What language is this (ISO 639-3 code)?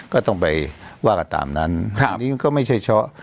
tha